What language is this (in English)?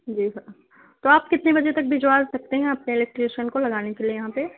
Urdu